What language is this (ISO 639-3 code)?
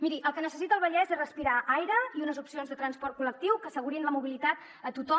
cat